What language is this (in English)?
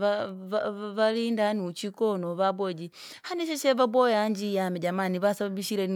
Langi